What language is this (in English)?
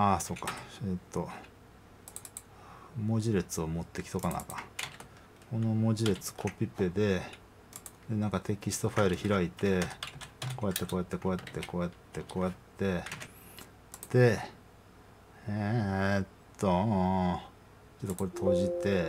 Japanese